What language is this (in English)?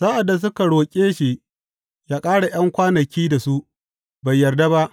Hausa